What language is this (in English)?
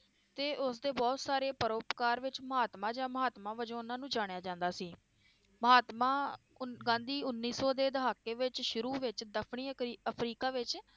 Punjabi